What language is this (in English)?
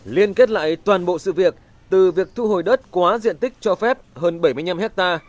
Vietnamese